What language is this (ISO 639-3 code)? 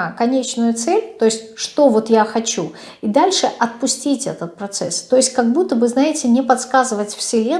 rus